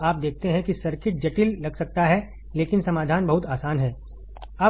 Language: Hindi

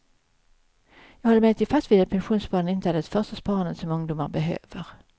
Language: Swedish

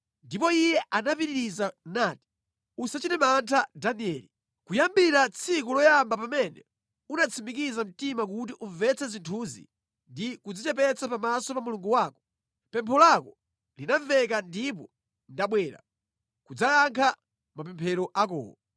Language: Nyanja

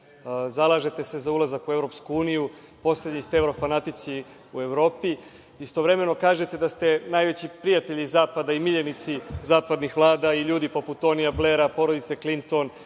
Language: Serbian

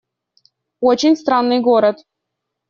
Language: Russian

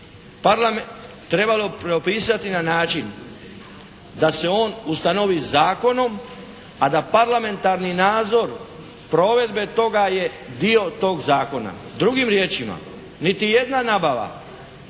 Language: Croatian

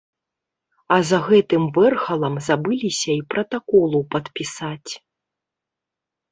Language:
Belarusian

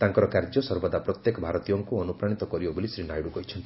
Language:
Odia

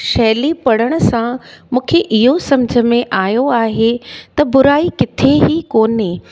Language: Sindhi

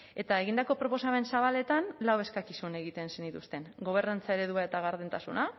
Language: Basque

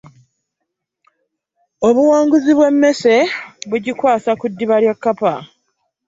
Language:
Ganda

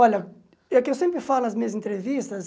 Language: Portuguese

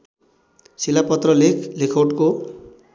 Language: Nepali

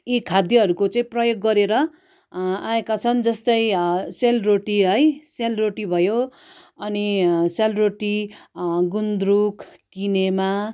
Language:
Nepali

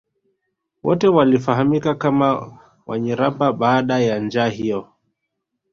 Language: Swahili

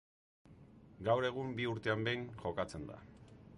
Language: Basque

